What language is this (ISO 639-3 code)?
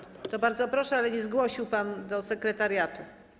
pol